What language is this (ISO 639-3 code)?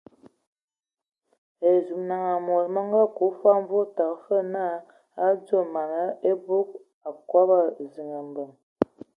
ewo